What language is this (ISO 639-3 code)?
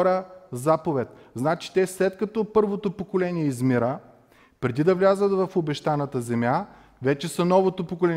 bul